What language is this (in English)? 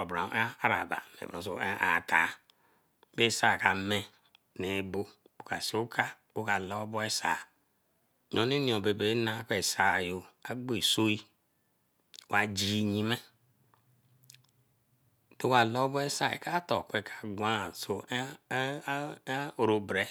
Eleme